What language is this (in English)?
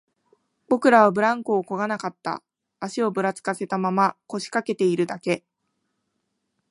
Japanese